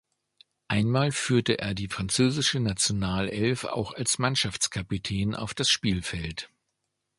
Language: German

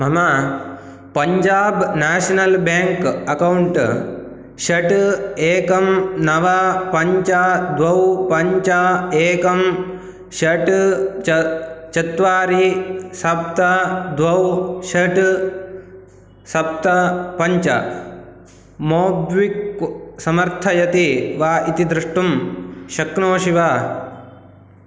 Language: Sanskrit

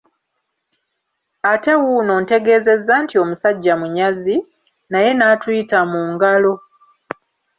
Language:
Ganda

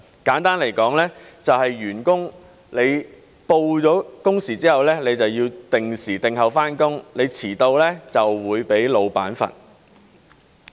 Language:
Cantonese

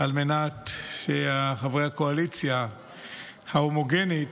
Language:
Hebrew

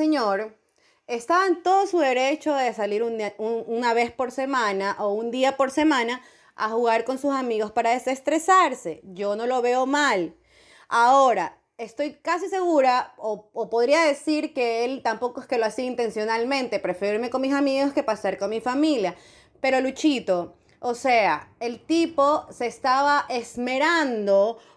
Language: Spanish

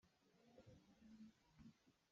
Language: Hakha Chin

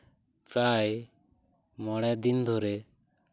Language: Santali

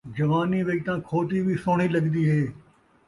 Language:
Saraiki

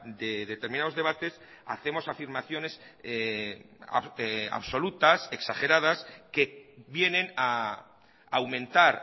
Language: Spanish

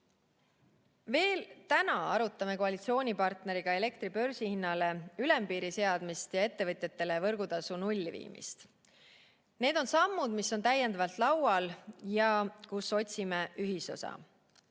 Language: Estonian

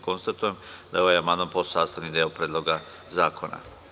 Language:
Serbian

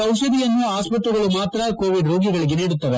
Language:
Kannada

